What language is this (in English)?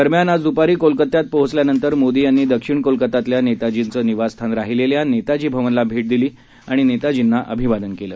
Marathi